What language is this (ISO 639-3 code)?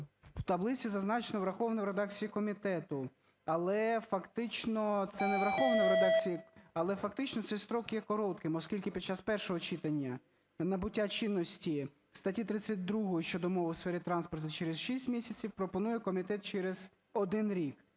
ukr